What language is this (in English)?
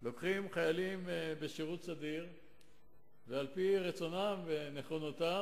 Hebrew